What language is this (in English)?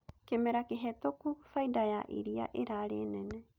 Kikuyu